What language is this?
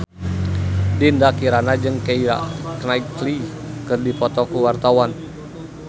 Sundanese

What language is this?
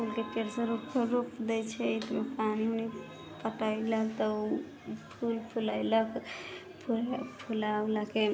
Maithili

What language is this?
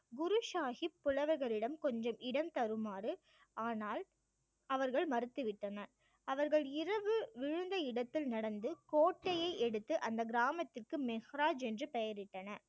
Tamil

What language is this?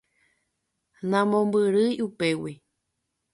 Guarani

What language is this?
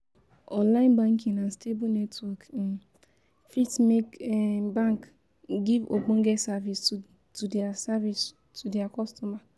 Nigerian Pidgin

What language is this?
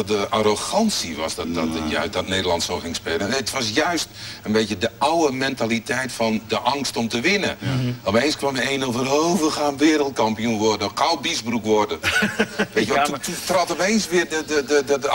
Dutch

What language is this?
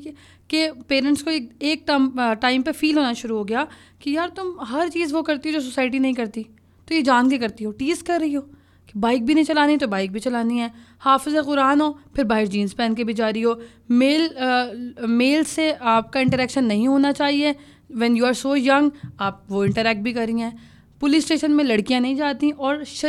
Urdu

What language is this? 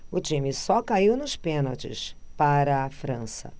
Portuguese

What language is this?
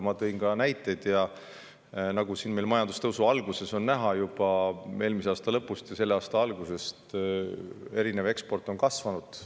Estonian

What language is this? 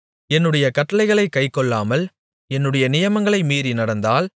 Tamil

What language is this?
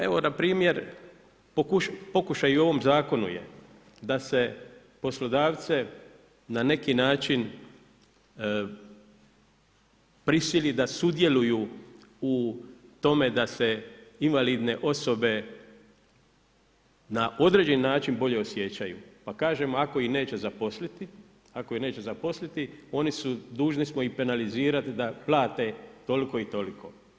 Croatian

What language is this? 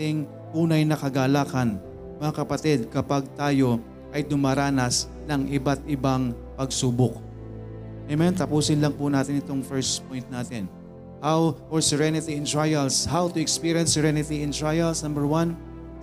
Filipino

